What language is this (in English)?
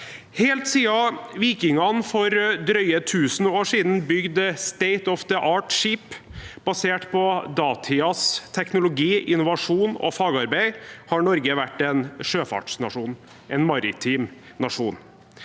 Norwegian